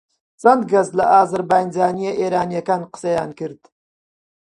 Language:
Central Kurdish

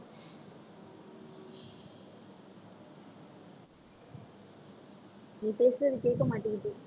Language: Tamil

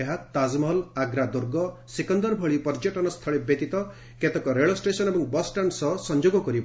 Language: Odia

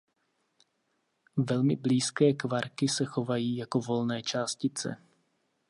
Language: Czech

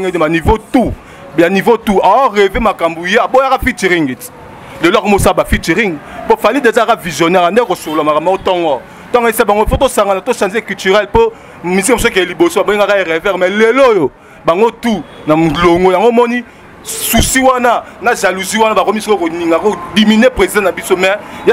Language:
French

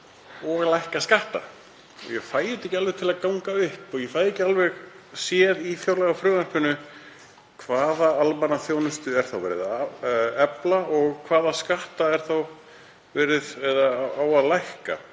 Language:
Icelandic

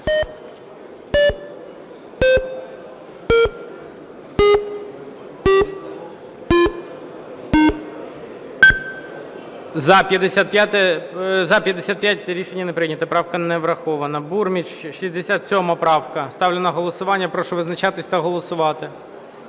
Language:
Ukrainian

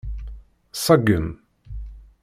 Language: Kabyle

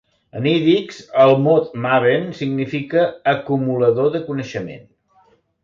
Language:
Catalan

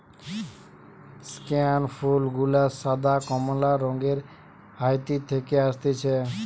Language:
Bangla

